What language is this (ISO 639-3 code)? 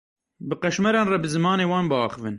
kur